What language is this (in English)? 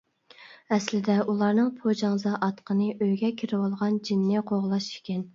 Uyghur